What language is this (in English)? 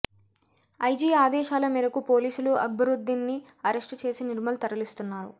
Telugu